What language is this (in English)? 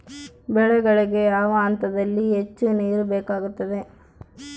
Kannada